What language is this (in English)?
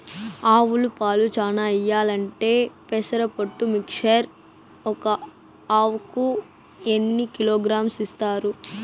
Telugu